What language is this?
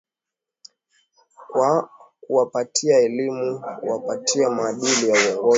Swahili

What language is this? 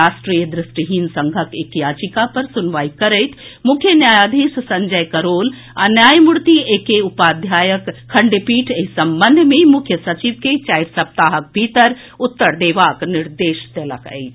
Maithili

